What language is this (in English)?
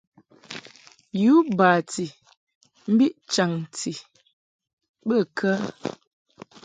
Mungaka